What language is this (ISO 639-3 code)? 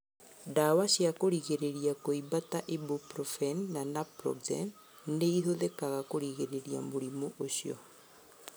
kik